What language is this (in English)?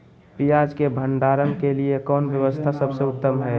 Magahi